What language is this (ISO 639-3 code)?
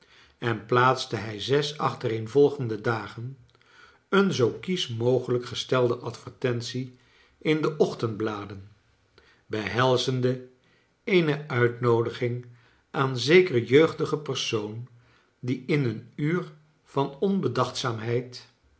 nld